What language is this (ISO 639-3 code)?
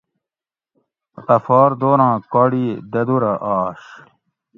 gwc